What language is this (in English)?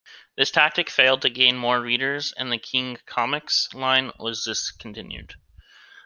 English